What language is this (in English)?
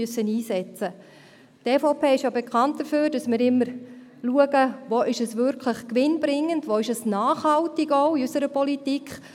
Swiss German